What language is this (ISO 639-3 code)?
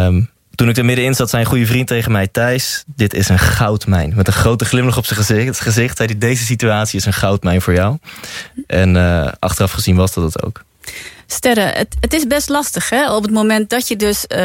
nld